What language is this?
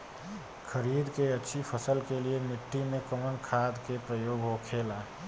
Bhojpuri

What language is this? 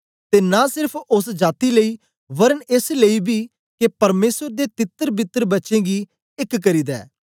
Dogri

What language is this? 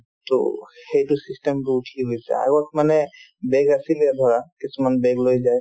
Assamese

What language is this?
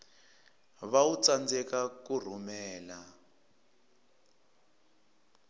Tsonga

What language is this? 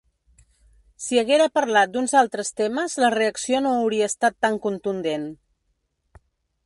Catalan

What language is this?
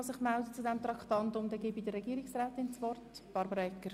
Swiss German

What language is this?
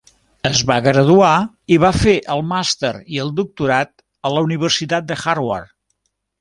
Catalan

